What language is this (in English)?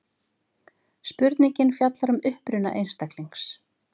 Icelandic